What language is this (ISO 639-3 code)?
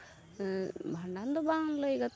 sat